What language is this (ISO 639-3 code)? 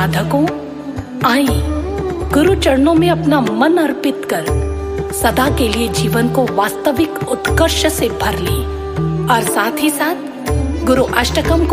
hin